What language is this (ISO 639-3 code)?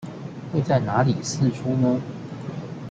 zho